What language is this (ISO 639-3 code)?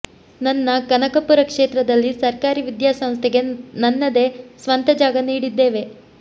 kan